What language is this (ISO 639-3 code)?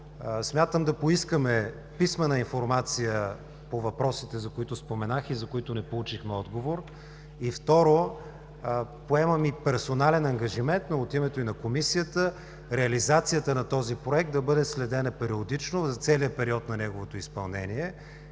bul